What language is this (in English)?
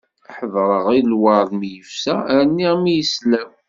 Kabyle